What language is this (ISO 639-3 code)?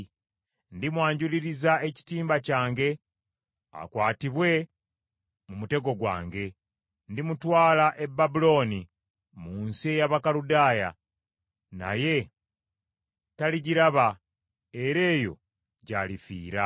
lug